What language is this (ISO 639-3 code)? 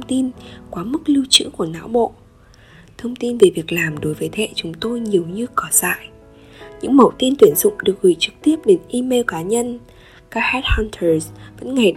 vie